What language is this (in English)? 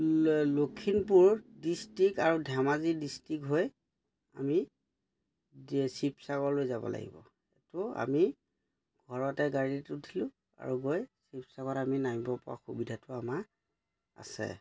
Assamese